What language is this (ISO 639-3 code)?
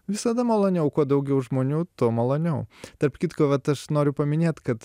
lit